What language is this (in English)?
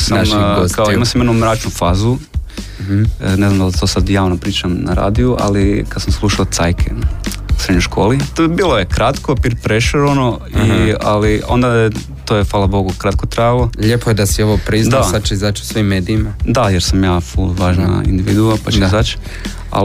Croatian